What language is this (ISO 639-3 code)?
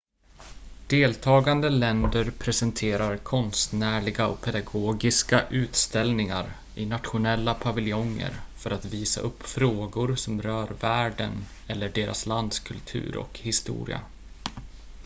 swe